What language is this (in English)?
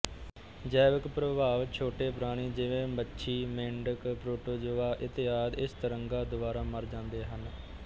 Punjabi